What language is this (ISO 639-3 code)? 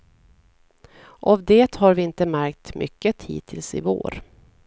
swe